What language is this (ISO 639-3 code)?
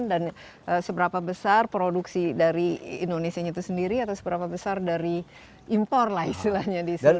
ind